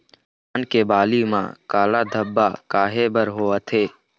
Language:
Chhattisgarhi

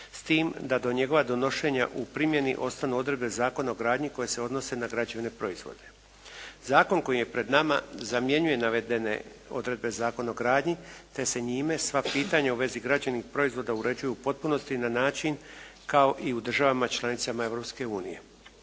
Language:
Croatian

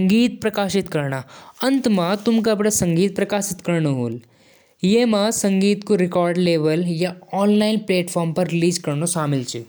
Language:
Jaunsari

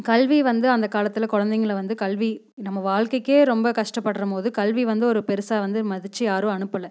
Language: Tamil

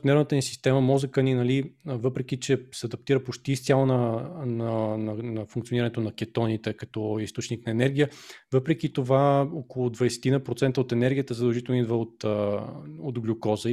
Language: Bulgarian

